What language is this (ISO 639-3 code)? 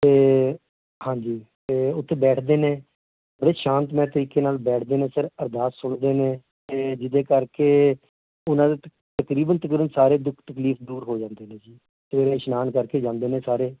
pan